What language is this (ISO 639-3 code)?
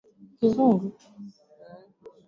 swa